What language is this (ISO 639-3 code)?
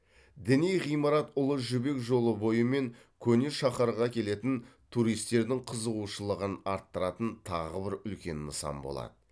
kaz